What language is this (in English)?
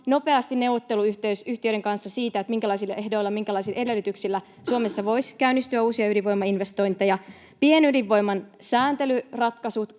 Finnish